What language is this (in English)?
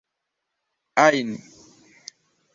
Esperanto